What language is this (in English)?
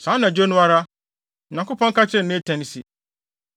Akan